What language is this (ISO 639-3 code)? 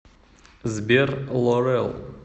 rus